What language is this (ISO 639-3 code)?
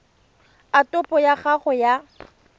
tsn